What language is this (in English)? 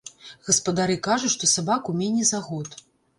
Belarusian